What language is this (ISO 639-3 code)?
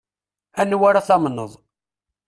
kab